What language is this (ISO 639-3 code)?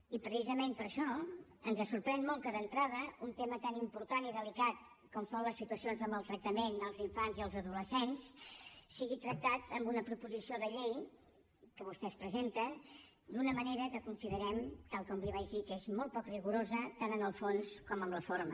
cat